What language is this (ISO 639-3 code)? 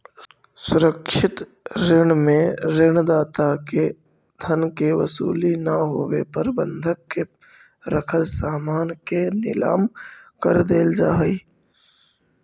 mag